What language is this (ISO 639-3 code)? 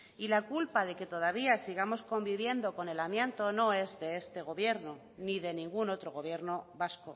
spa